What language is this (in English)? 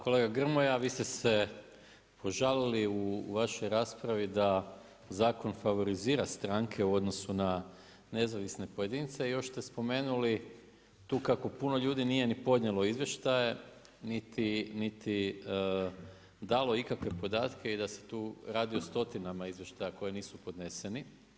Croatian